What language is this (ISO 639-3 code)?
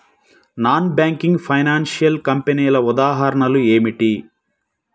tel